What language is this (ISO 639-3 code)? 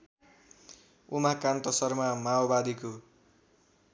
nep